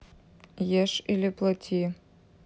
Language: Russian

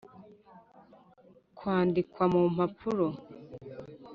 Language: Kinyarwanda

